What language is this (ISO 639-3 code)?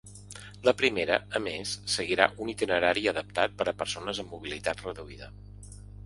cat